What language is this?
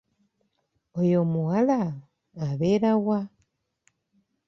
Ganda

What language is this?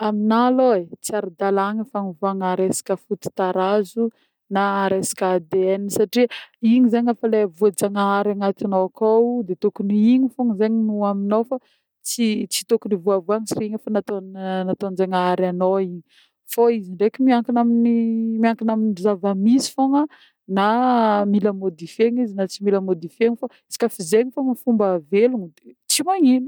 Northern Betsimisaraka Malagasy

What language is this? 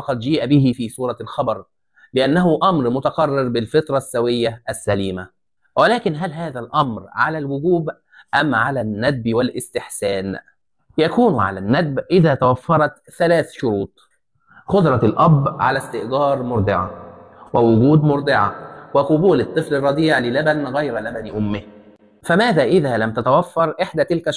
Arabic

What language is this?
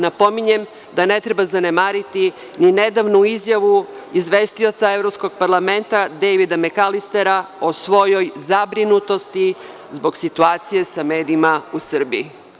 Serbian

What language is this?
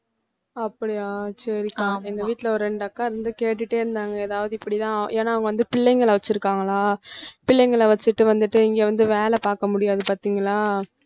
Tamil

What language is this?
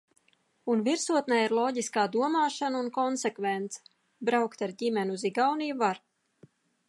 Latvian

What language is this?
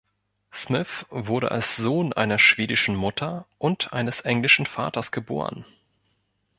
German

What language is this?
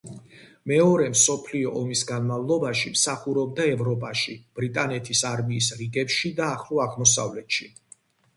Georgian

